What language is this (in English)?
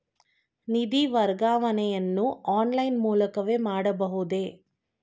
Kannada